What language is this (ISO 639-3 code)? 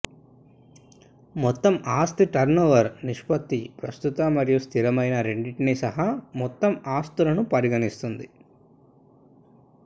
tel